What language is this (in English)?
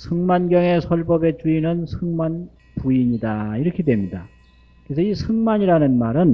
Korean